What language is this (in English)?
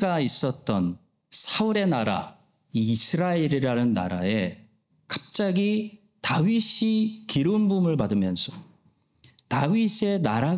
Korean